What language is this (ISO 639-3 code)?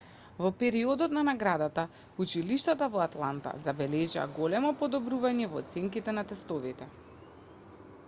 mkd